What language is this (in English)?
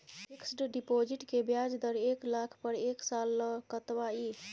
Maithili